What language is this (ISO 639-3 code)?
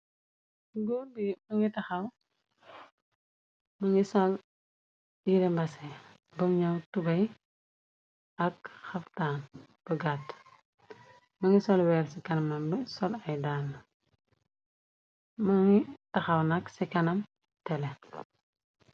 wol